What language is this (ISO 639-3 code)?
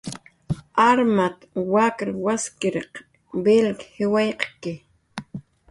jqr